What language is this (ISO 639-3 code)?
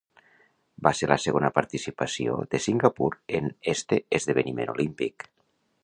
cat